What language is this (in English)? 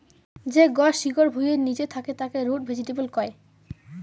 Bangla